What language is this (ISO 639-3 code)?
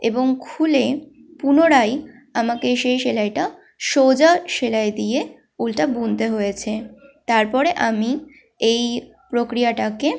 ben